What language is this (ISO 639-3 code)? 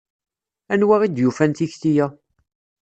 kab